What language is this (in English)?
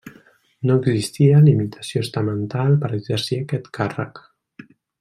Catalan